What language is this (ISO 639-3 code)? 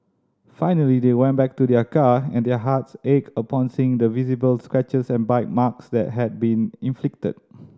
eng